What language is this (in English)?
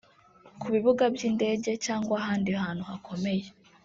Kinyarwanda